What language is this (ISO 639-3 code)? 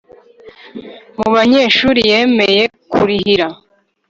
kin